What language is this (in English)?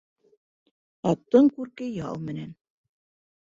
Bashkir